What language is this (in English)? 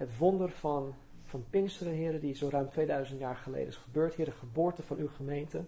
Dutch